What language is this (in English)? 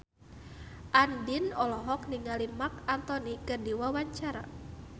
Sundanese